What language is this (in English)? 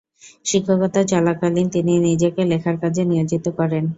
Bangla